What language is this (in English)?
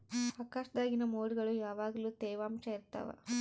Kannada